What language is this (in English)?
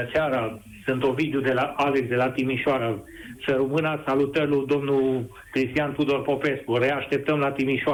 Romanian